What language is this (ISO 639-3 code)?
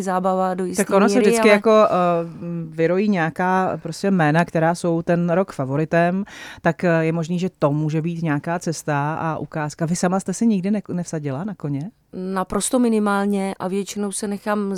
ces